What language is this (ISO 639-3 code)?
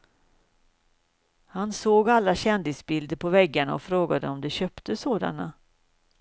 swe